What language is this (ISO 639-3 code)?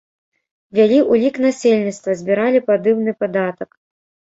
bel